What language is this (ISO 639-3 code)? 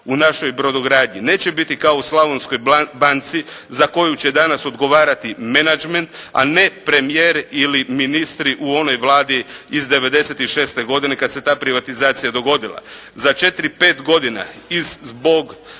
hrv